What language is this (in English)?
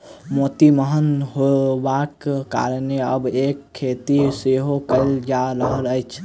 Maithili